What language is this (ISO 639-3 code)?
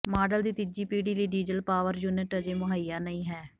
pan